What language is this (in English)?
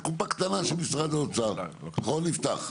Hebrew